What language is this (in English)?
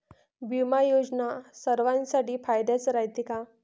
Marathi